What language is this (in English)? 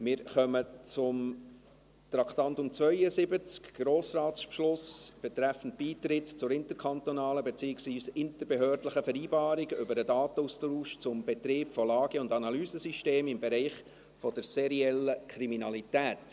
Swiss German